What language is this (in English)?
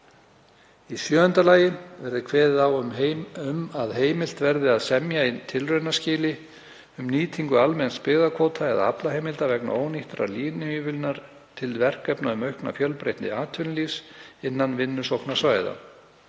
Icelandic